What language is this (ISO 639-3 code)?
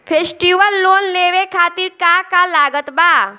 bho